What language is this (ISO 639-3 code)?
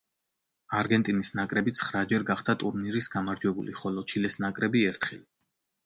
kat